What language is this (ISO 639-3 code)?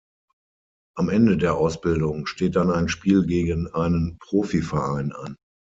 deu